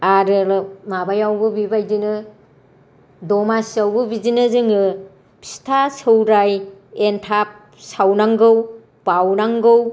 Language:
Bodo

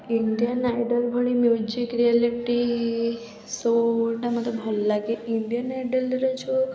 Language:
Odia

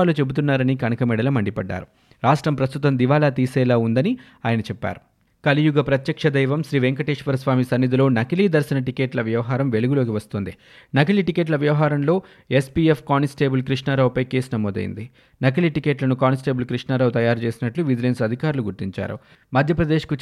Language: Telugu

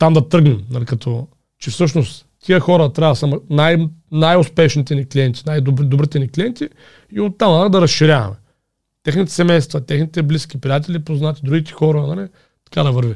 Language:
Bulgarian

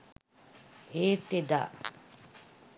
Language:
Sinhala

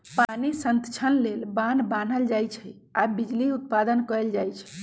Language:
Magahi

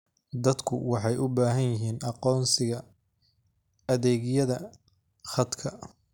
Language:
Somali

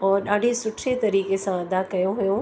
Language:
Sindhi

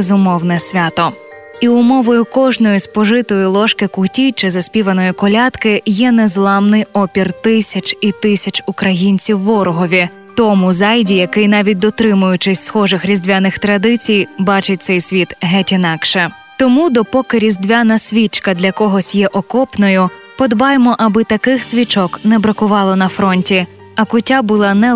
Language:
Ukrainian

